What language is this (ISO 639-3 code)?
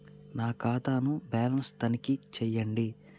tel